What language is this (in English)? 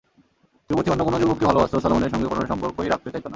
Bangla